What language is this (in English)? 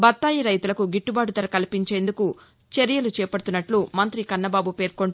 Telugu